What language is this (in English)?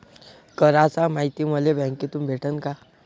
Marathi